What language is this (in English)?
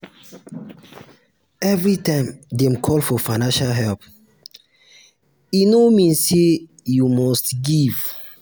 Nigerian Pidgin